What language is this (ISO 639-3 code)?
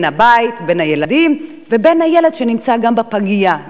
heb